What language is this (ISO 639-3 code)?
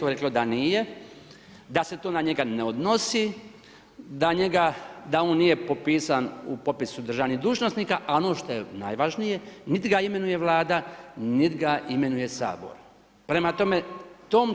hrv